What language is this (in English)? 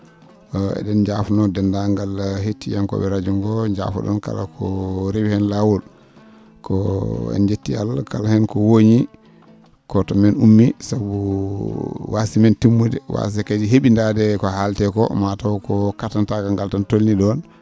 Fula